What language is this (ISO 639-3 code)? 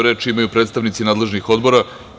srp